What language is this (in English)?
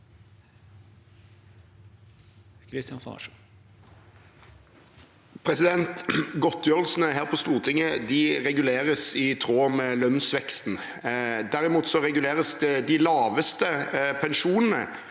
Norwegian